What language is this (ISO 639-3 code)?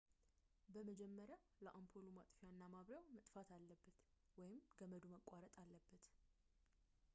amh